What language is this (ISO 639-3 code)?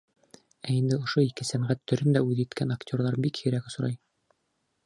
bak